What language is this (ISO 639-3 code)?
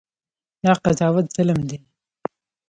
pus